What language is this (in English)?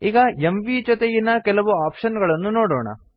Kannada